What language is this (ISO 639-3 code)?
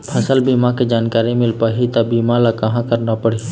hne